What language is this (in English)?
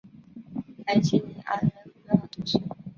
Chinese